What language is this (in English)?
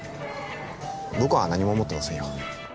Japanese